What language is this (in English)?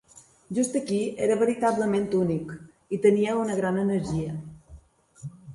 Catalan